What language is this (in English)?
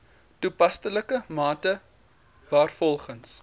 Afrikaans